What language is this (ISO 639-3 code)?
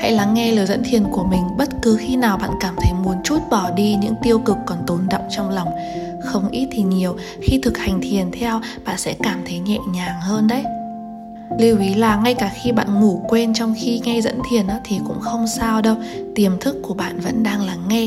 vie